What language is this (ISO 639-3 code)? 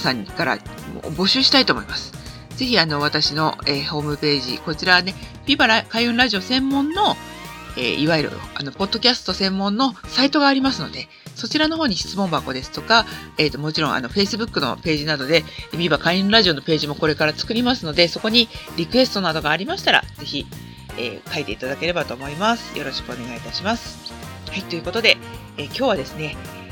jpn